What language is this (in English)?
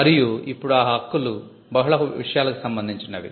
Telugu